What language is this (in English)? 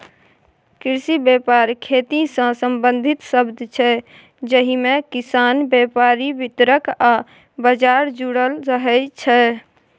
Maithili